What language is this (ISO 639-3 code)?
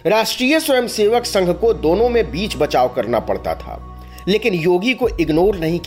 hin